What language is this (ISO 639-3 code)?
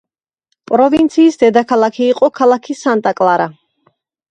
kat